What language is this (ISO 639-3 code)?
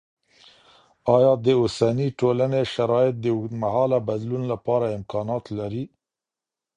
pus